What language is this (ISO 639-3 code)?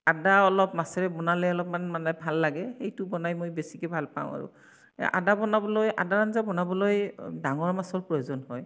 asm